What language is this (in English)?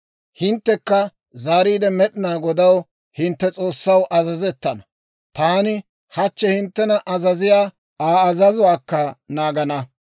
Dawro